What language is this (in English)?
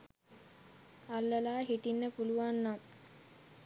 Sinhala